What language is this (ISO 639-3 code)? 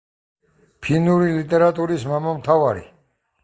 kat